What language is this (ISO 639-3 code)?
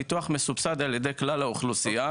heb